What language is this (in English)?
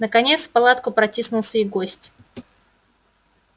Russian